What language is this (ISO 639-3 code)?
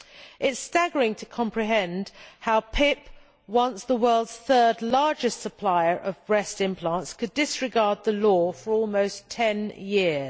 eng